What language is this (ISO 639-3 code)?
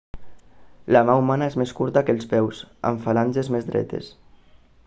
cat